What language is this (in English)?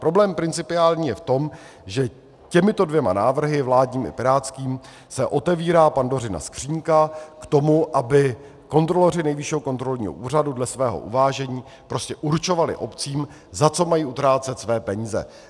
Czech